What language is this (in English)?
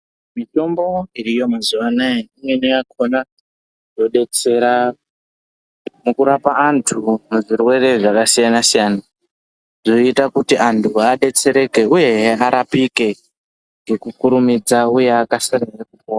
Ndau